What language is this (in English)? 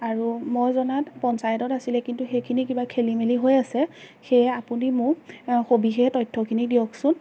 Assamese